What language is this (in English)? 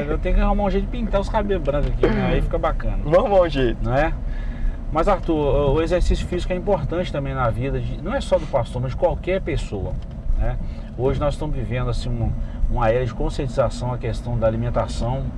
Portuguese